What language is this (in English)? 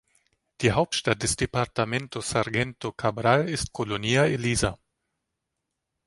German